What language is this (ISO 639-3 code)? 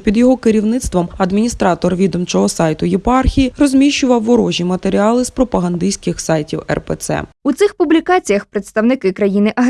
ukr